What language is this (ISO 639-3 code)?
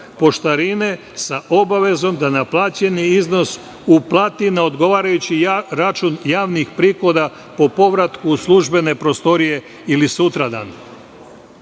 srp